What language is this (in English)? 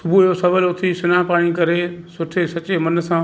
Sindhi